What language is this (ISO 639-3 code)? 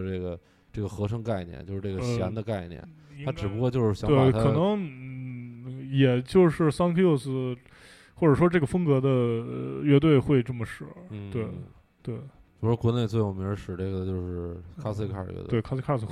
zho